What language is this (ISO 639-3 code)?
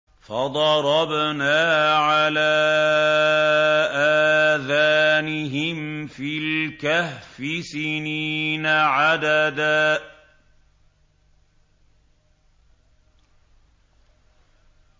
ara